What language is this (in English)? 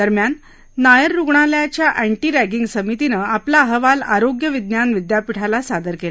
Marathi